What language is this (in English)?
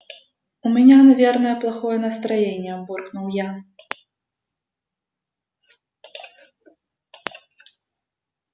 Russian